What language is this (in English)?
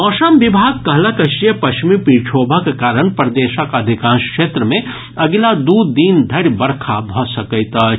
Maithili